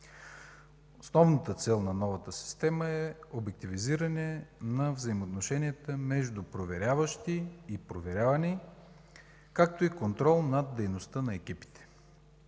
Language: Bulgarian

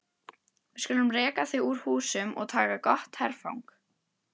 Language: Icelandic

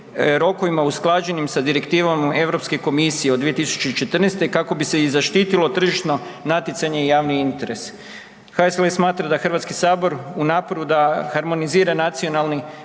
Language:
Croatian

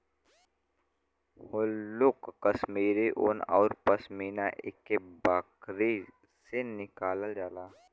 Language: Bhojpuri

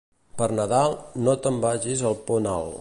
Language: Catalan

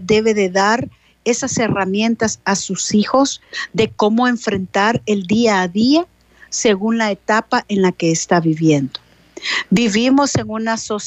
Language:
Spanish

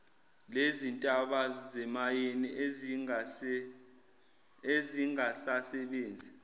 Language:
Zulu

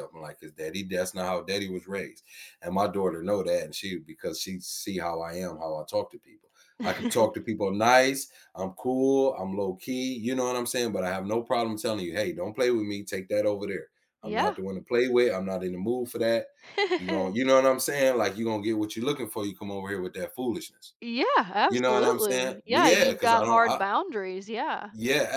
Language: English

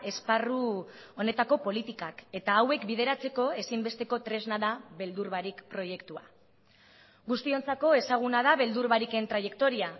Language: Basque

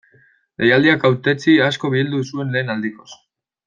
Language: Basque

